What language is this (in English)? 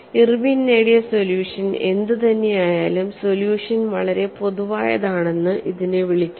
Malayalam